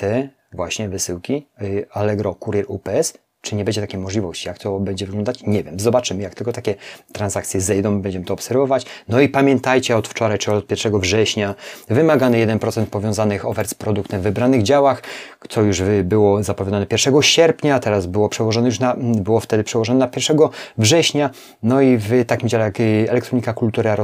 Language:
Polish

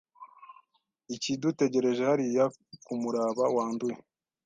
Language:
Kinyarwanda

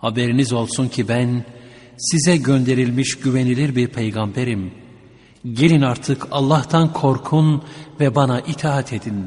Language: Turkish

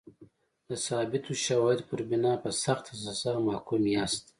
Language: Pashto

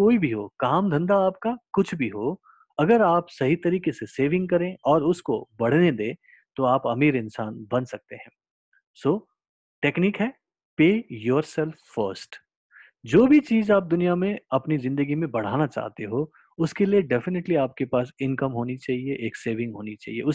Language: Hindi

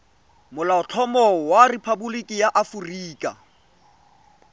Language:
Tswana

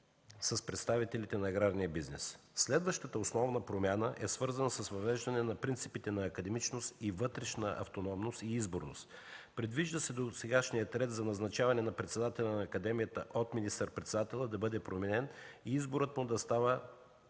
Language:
Bulgarian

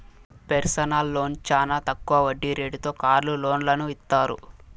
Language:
Telugu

